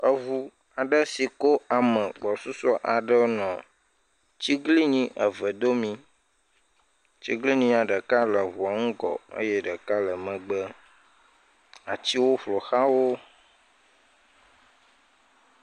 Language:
Ewe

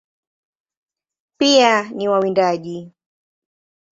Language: Swahili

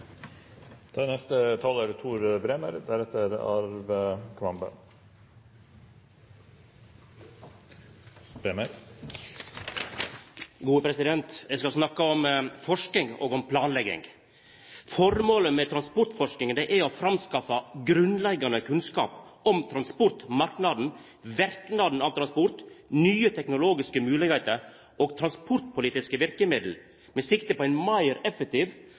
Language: Norwegian Nynorsk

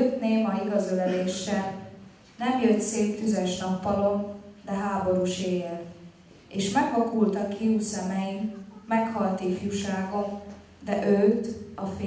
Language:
Hungarian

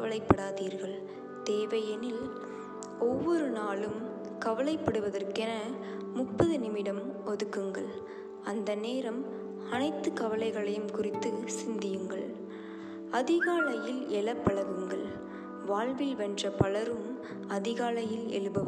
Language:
Tamil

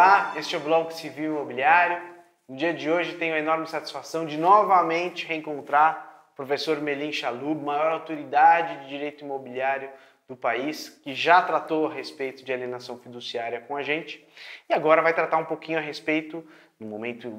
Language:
Portuguese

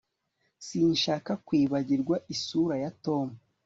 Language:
Kinyarwanda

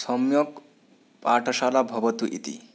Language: Sanskrit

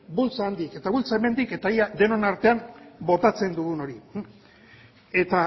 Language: Basque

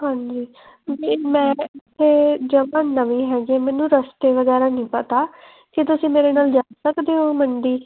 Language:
Punjabi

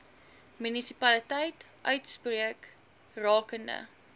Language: Afrikaans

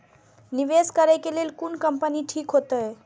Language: Maithili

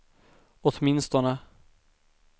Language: Swedish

